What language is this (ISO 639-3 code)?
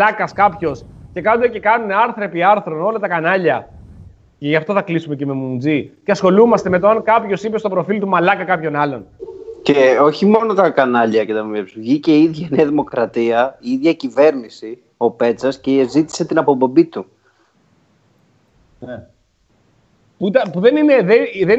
ell